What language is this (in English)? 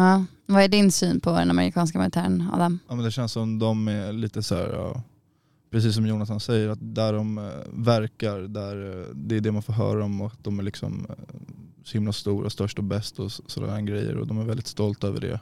Swedish